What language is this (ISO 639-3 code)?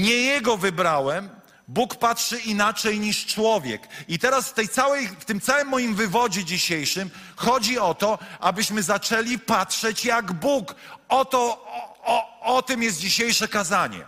pol